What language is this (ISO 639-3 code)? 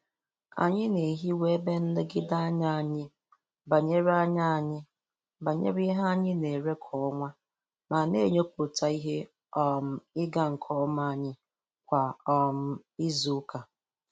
ibo